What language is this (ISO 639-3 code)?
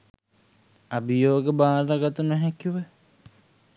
sin